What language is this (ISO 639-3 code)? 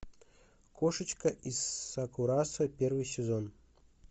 rus